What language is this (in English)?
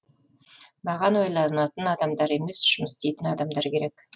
Kazakh